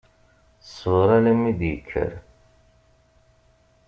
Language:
Kabyle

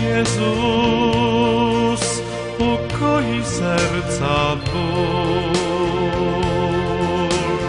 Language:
Polish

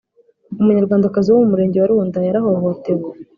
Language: Kinyarwanda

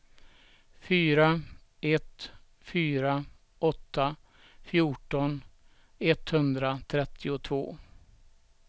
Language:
Swedish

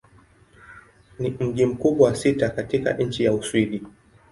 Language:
Swahili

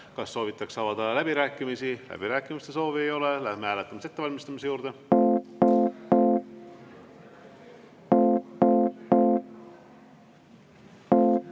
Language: Estonian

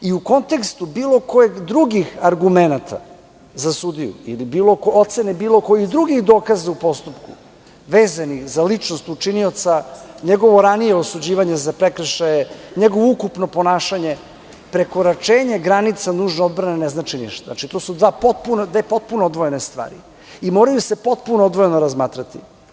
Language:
Serbian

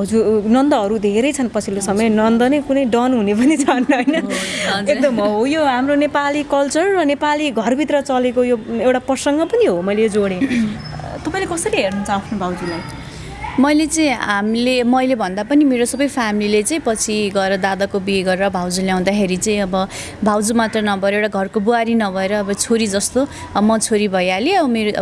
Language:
Nepali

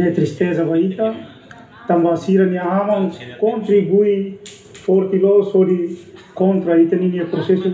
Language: Indonesian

